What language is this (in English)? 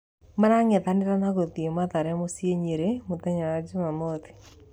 Kikuyu